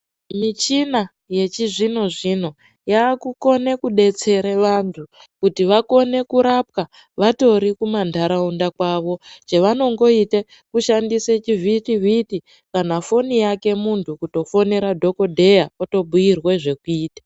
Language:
Ndau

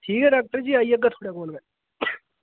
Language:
Dogri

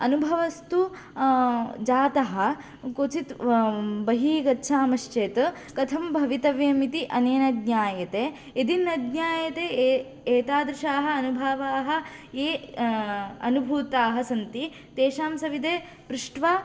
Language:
Sanskrit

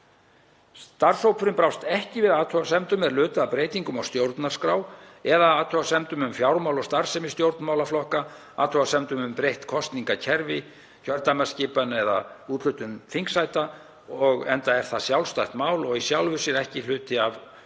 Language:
Icelandic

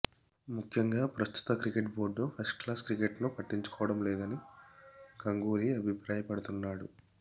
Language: Telugu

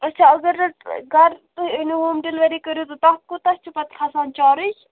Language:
Kashmiri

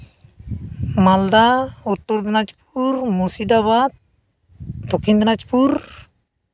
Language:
Santali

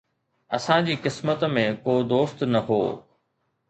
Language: Sindhi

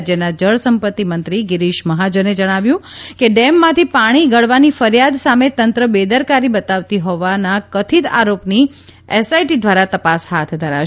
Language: Gujarati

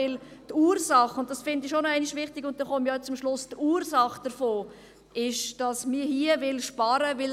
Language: Swiss German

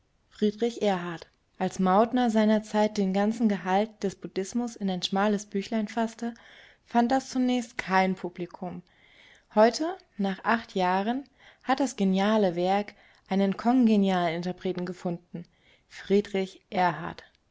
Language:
German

